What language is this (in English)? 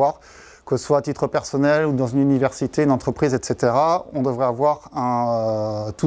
French